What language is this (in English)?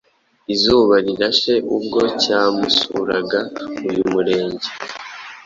Kinyarwanda